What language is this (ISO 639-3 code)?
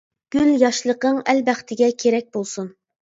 uig